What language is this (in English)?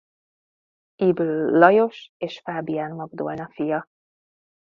Hungarian